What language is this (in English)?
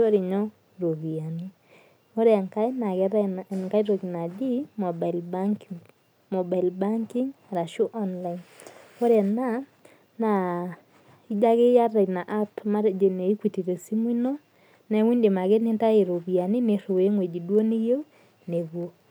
Masai